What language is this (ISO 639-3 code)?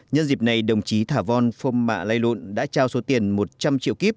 vie